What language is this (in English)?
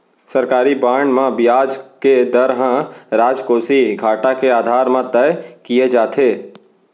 Chhattisgarhi